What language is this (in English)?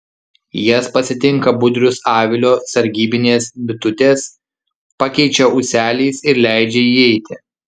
Lithuanian